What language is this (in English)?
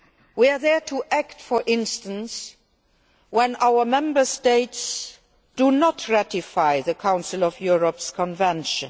English